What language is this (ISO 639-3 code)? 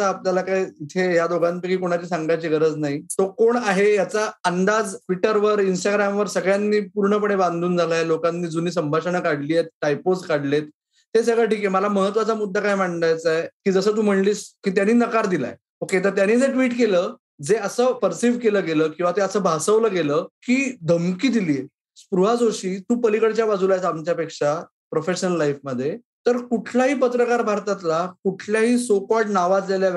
mar